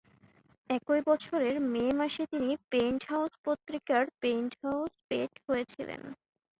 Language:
Bangla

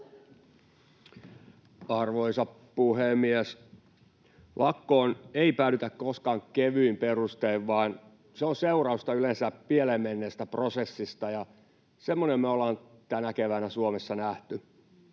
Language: Finnish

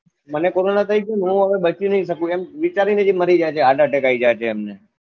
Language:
Gujarati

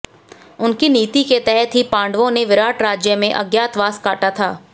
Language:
Hindi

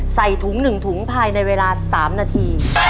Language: Thai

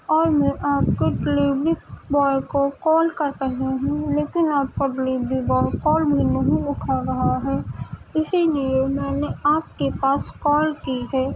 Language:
Urdu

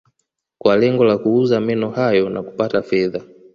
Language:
Swahili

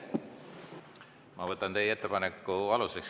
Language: Estonian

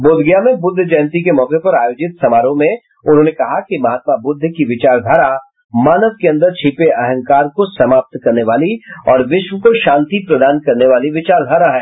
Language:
Hindi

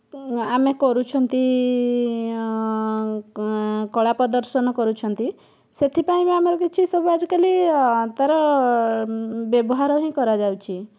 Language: Odia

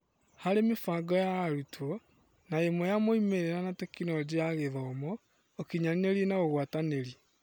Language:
Kikuyu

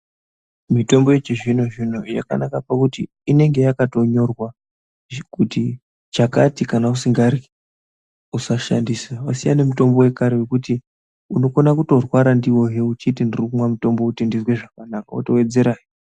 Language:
Ndau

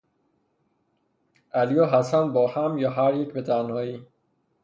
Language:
Persian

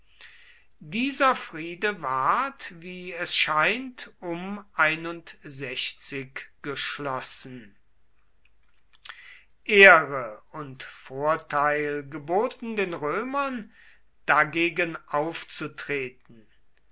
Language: German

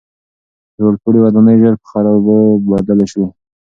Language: Pashto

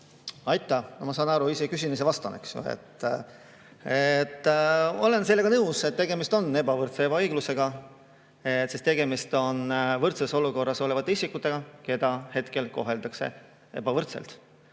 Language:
Estonian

